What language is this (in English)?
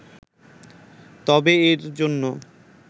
Bangla